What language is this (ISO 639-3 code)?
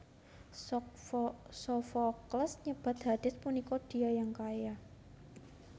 jav